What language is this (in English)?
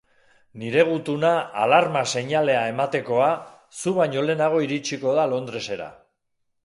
Basque